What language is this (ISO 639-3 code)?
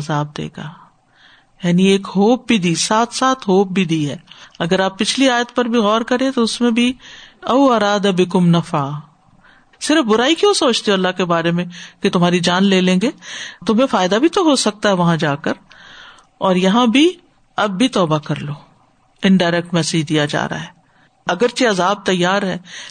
urd